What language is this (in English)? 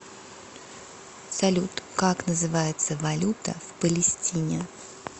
Russian